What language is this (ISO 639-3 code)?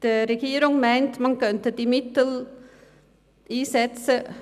gsw